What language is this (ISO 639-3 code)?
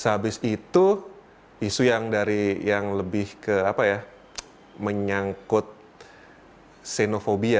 ind